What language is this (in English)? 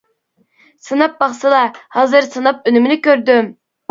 Uyghur